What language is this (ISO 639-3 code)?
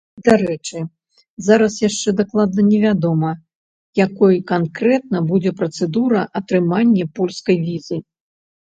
bel